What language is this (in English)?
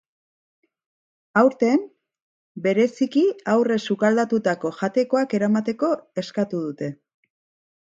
Basque